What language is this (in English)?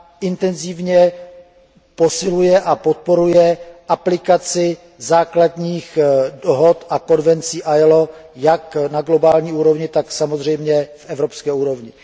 Czech